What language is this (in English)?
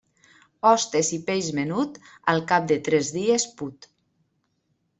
Catalan